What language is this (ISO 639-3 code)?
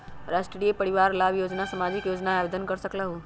mag